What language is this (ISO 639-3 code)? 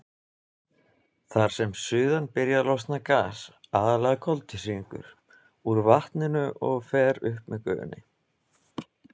isl